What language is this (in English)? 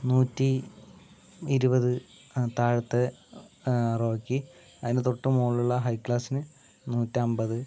Malayalam